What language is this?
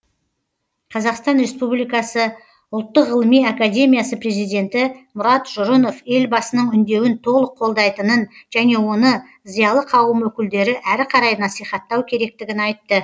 Kazakh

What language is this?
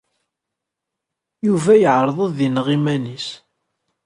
Kabyle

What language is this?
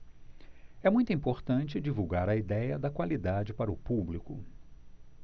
Portuguese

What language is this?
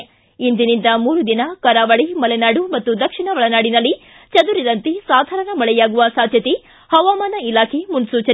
Kannada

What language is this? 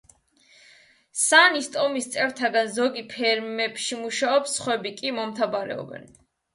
Georgian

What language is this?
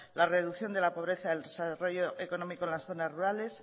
Spanish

